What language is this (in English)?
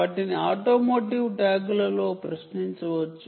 Telugu